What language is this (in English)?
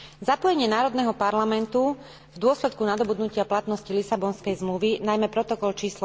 Slovak